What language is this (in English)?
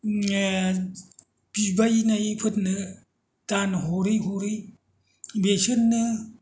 Bodo